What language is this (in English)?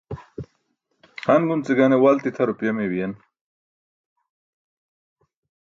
Burushaski